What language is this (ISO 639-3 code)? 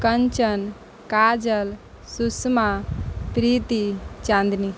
mai